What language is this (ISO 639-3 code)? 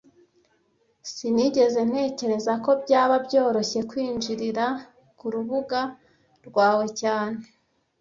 kin